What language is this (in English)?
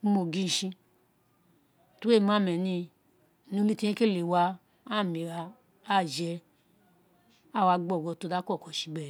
Isekiri